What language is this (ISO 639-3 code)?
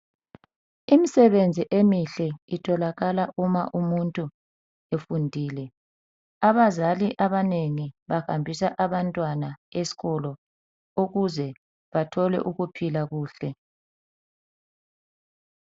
nde